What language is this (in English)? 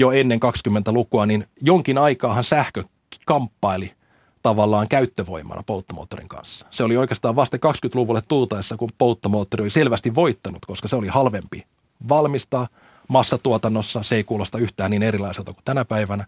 Finnish